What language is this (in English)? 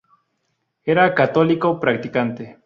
Spanish